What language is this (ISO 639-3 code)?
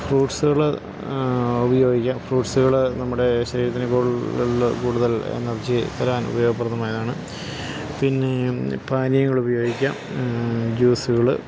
mal